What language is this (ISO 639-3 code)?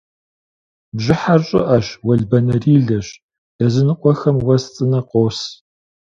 kbd